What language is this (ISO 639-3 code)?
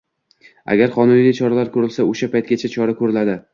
uzb